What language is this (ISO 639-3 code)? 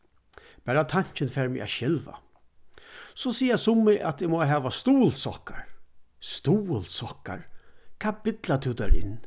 fao